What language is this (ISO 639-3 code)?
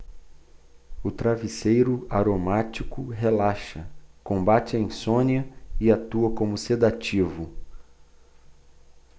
por